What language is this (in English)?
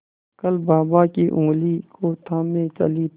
Hindi